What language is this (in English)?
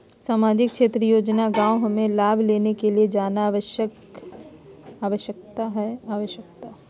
Magahi